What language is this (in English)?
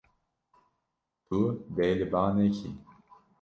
Kurdish